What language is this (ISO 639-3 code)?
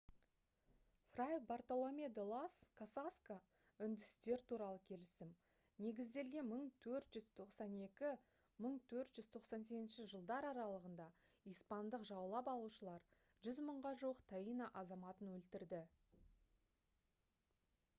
kaz